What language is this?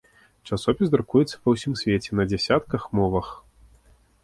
Belarusian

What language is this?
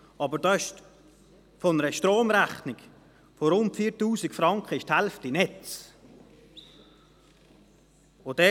Swiss German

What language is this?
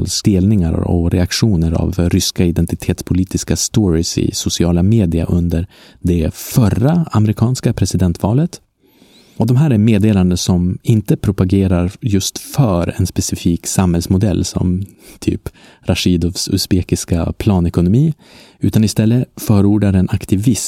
Swedish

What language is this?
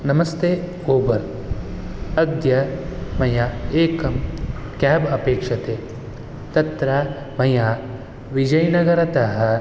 Sanskrit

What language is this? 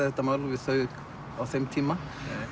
Icelandic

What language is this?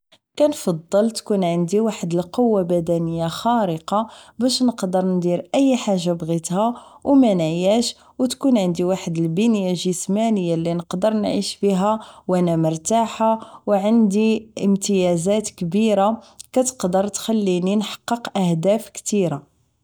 Moroccan Arabic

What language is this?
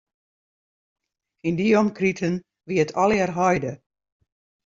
Western Frisian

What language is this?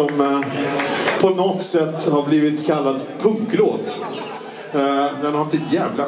Swedish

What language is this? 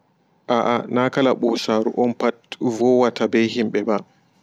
Fula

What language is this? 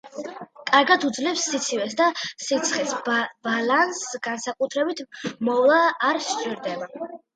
Georgian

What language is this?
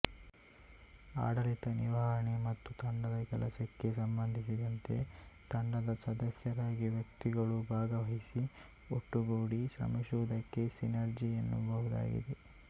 Kannada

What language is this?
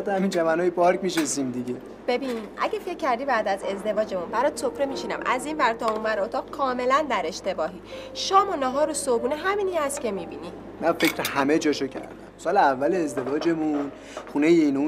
Persian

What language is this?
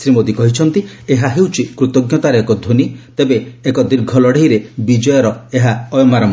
Odia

